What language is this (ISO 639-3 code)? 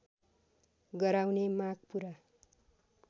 nep